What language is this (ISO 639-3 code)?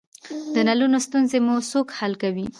pus